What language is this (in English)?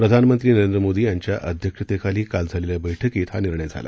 Marathi